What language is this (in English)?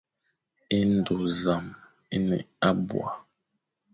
Fang